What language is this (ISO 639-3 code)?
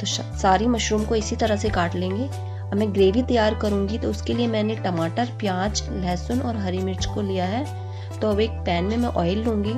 hin